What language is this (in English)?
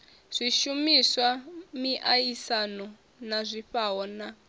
Venda